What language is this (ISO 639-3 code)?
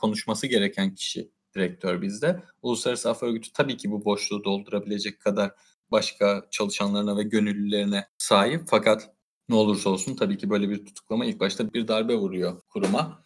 tur